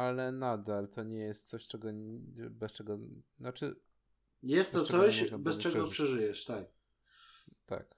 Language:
Polish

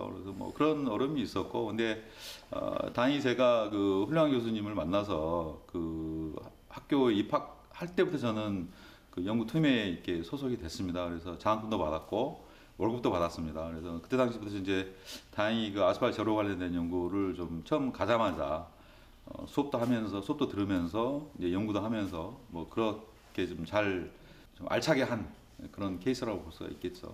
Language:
Korean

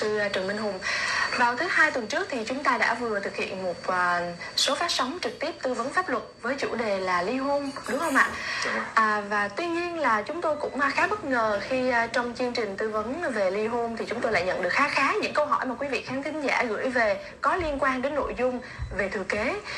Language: Vietnamese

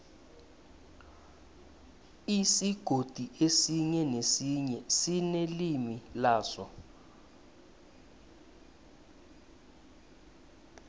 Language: South Ndebele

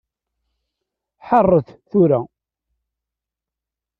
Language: Kabyle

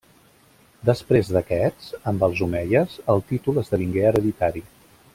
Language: Catalan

